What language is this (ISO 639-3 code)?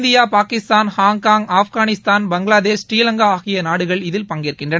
tam